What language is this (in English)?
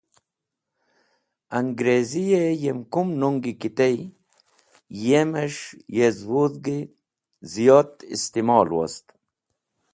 Wakhi